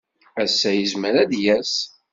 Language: Kabyle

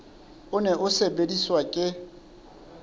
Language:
Southern Sotho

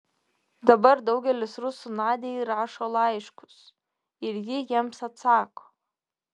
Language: Lithuanian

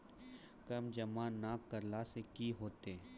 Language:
Maithili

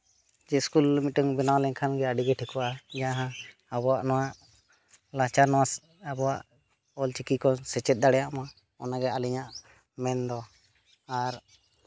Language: Santali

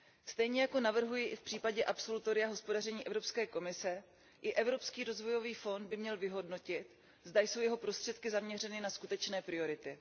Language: Czech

